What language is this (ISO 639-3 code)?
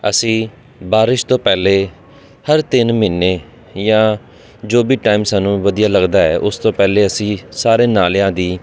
pan